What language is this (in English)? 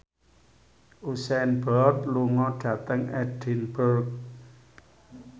Javanese